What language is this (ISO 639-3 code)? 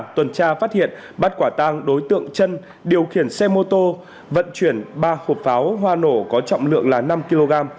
vie